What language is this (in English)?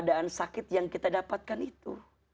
Indonesian